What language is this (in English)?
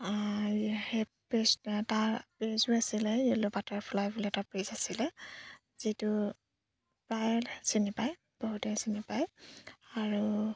Assamese